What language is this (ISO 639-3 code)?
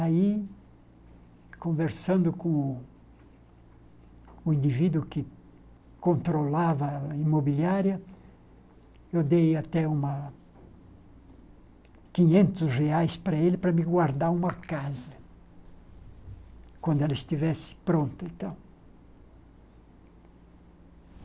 por